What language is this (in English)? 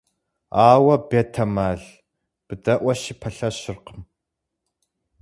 Kabardian